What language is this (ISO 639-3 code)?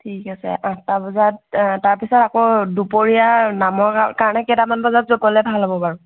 asm